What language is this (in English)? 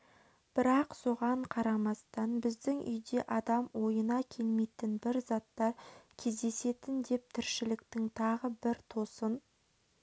Kazakh